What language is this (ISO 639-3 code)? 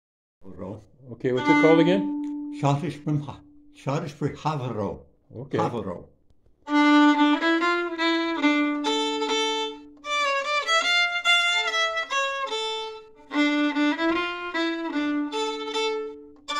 eng